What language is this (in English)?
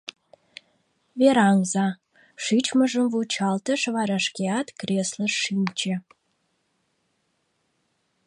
Mari